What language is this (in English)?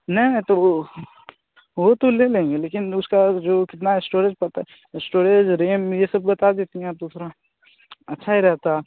Hindi